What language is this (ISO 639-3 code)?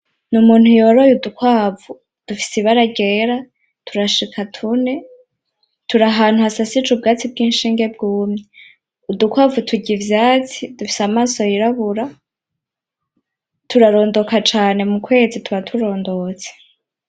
run